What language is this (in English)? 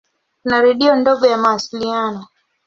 Swahili